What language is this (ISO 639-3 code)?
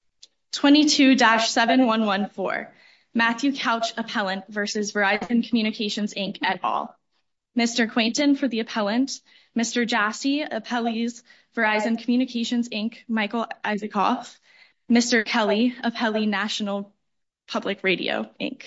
eng